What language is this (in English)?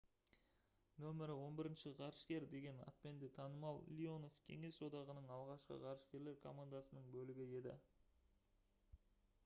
Kazakh